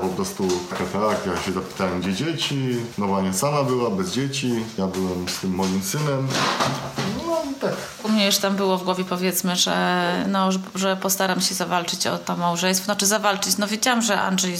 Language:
Polish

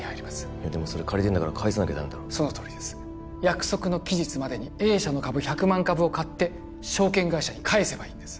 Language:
Japanese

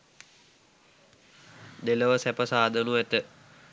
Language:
Sinhala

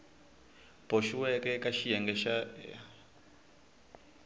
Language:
Tsonga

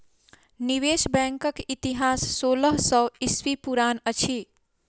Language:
Maithili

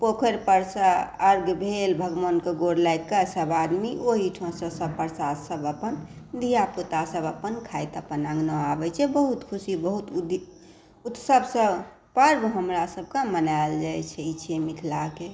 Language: Maithili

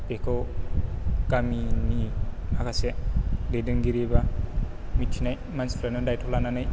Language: Bodo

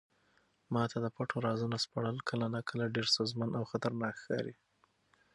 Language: Pashto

